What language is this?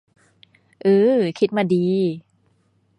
Thai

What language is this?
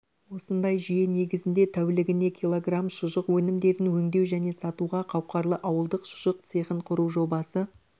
Kazakh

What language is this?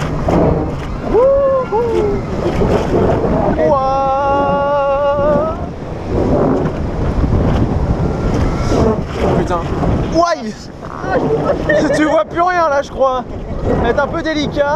French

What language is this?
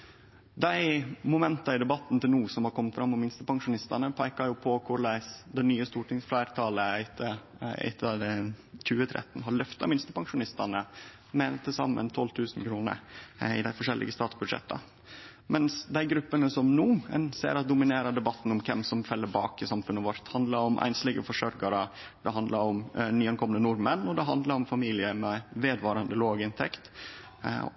Norwegian Nynorsk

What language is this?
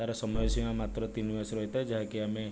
Odia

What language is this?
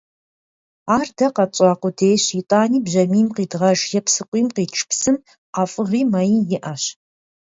Kabardian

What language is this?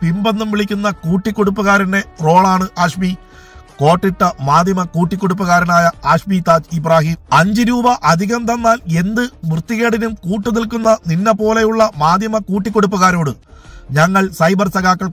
Malayalam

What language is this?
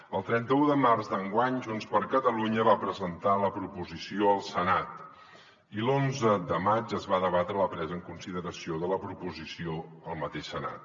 Catalan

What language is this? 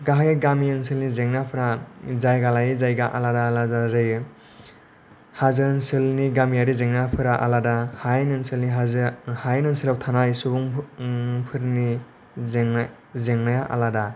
Bodo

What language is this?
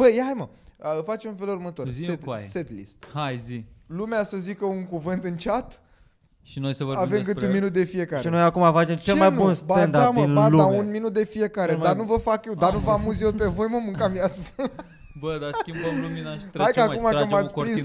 Romanian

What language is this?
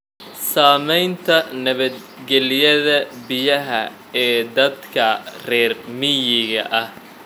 Somali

